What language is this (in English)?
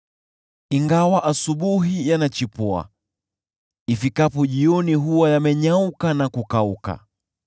Swahili